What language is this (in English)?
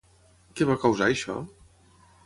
Catalan